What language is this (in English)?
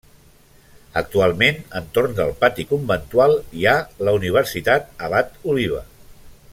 Catalan